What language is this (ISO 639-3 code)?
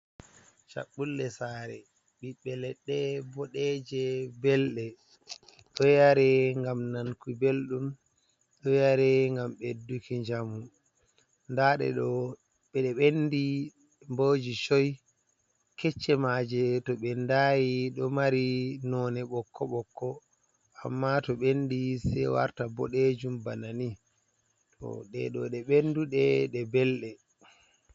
ful